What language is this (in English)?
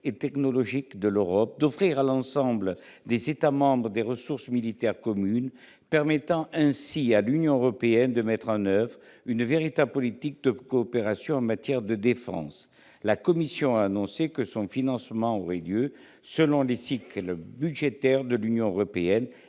French